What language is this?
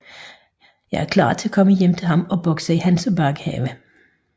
Danish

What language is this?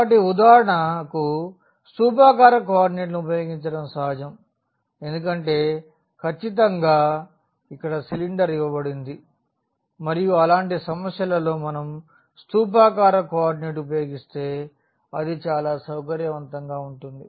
Telugu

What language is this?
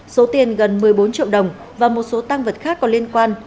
Vietnamese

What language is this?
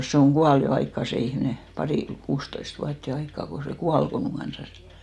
Finnish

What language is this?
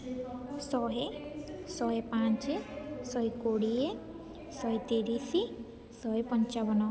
Odia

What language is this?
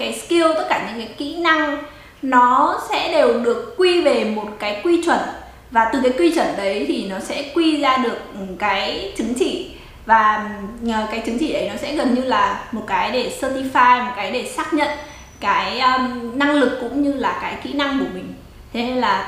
Vietnamese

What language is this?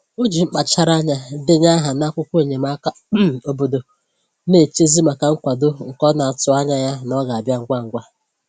Igbo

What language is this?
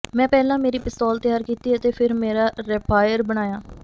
Punjabi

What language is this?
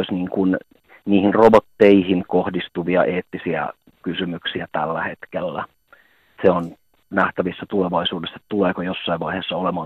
Finnish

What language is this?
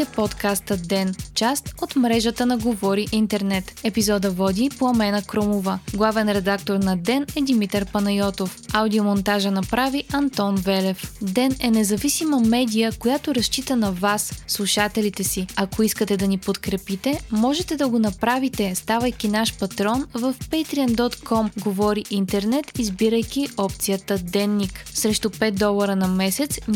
Bulgarian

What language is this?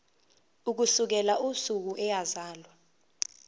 Zulu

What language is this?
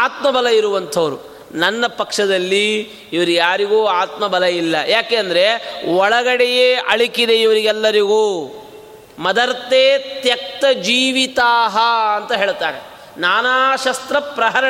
Kannada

